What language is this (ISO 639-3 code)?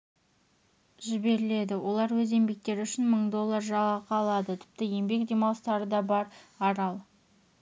kaz